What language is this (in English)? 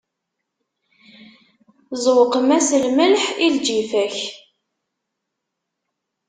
Kabyle